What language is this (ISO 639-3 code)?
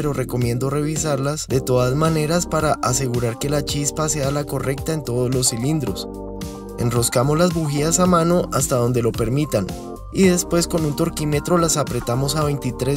spa